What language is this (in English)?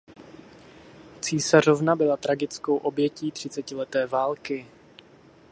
Czech